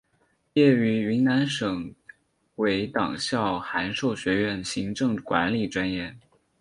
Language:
Chinese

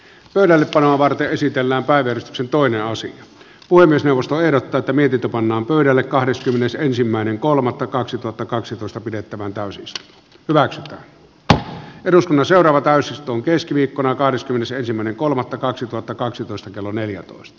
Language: Finnish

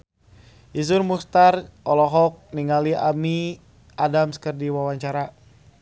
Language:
Sundanese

